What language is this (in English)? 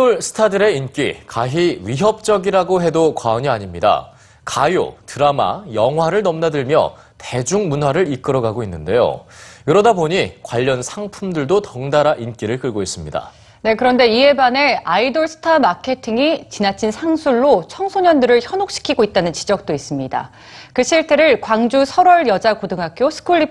Korean